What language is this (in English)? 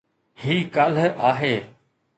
Sindhi